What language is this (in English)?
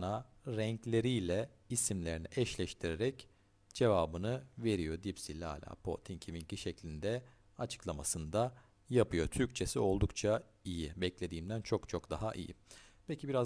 Turkish